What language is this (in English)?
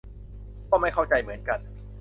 Thai